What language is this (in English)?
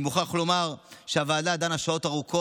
Hebrew